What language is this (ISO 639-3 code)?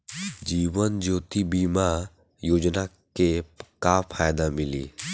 bho